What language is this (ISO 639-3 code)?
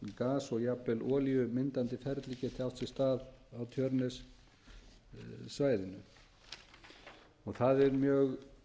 isl